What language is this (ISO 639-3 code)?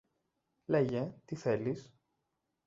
ell